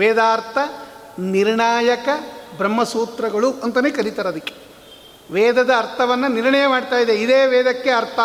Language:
Kannada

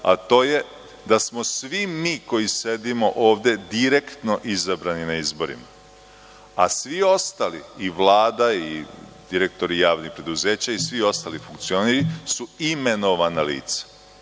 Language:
Serbian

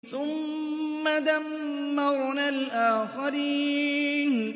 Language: Arabic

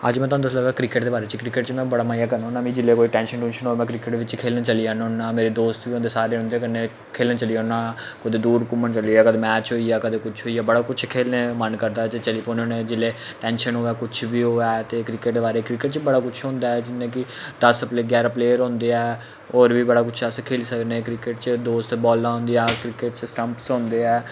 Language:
Dogri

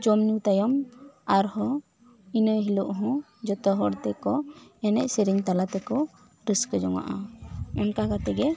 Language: Santali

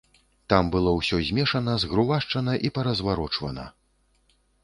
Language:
Belarusian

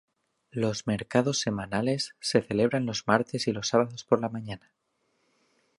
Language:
Spanish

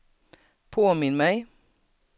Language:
Swedish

